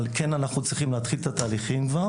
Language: Hebrew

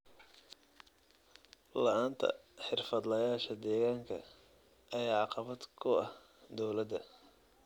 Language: Somali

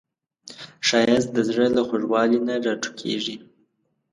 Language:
Pashto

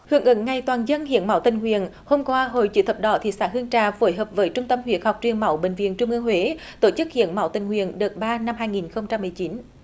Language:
Vietnamese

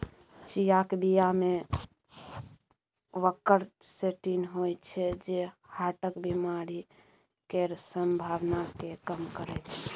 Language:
Maithili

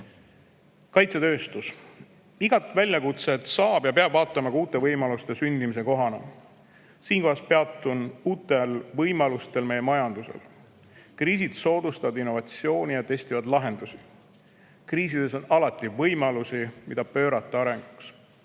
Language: Estonian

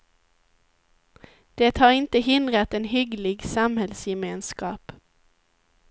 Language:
Swedish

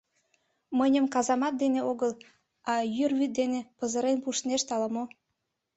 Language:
Mari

